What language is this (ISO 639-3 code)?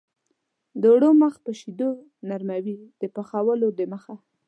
pus